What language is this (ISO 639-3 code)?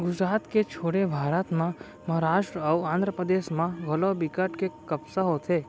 hne